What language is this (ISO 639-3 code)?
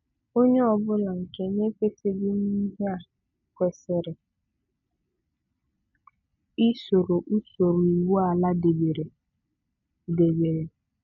ibo